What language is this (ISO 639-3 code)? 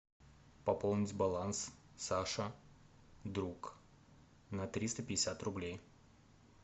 rus